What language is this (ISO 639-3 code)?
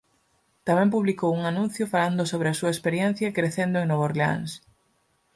glg